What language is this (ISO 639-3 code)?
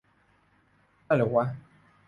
tha